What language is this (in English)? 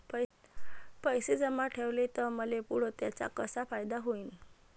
Marathi